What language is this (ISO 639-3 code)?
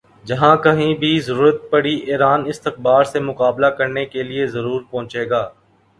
urd